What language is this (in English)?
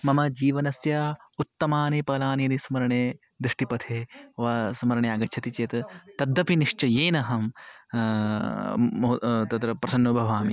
Sanskrit